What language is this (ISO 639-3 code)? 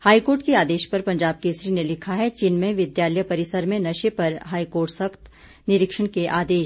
hin